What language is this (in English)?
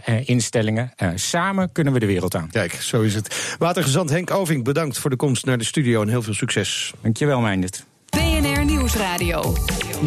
Dutch